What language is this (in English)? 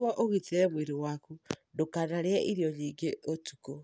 Kikuyu